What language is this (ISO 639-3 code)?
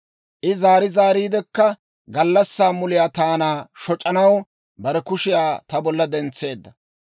dwr